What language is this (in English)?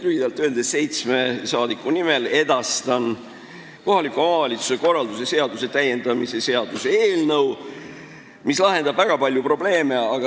Estonian